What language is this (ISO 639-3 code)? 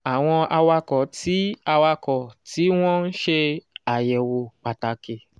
yor